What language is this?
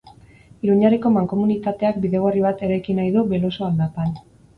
Basque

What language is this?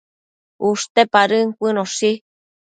Matsés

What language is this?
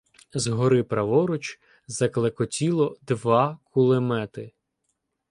Ukrainian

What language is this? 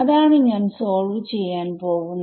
Malayalam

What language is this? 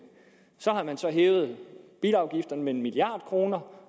Danish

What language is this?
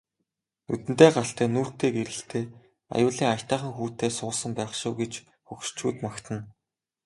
Mongolian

